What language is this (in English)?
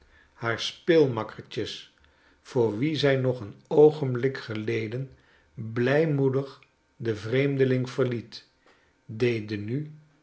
Dutch